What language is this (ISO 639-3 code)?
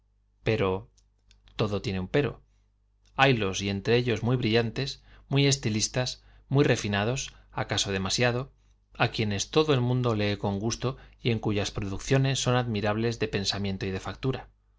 spa